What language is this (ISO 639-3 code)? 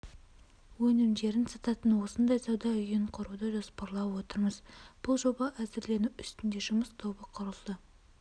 kaz